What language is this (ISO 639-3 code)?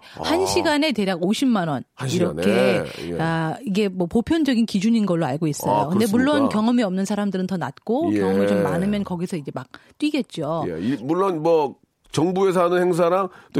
kor